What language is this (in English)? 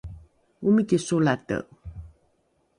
Rukai